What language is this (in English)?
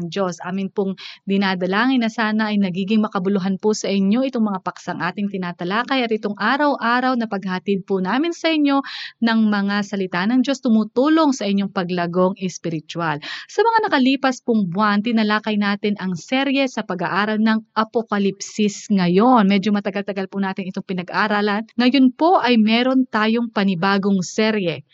Filipino